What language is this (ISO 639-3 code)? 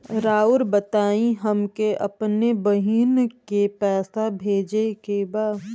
bho